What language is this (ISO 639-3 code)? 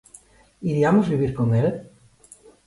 glg